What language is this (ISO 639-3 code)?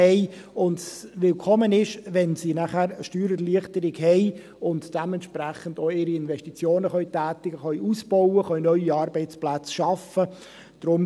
gsw